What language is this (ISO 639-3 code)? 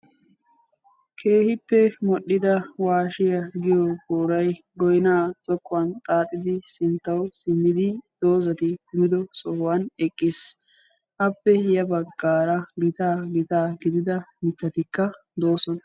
wal